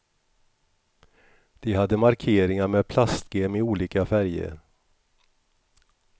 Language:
Swedish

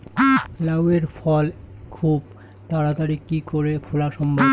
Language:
Bangla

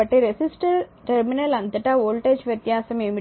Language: Telugu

